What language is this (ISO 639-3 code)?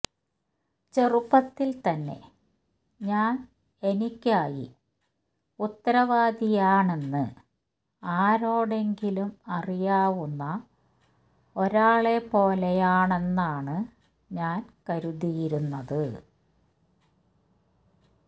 mal